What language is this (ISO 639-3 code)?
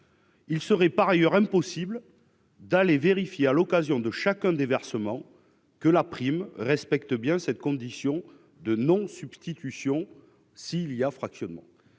fra